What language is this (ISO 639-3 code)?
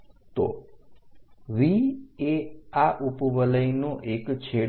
guj